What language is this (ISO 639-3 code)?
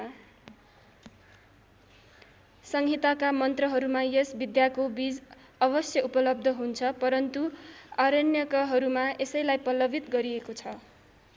nep